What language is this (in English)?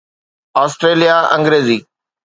Sindhi